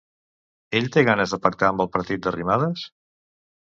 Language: Catalan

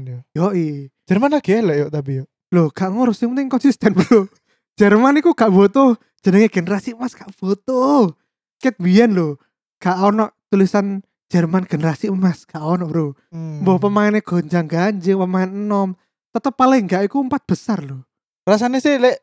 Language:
Indonesian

